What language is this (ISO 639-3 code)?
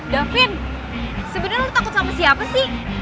ind